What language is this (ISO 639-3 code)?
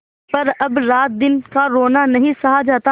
hin